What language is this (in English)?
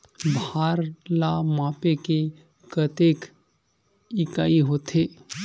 Chhattisgarhi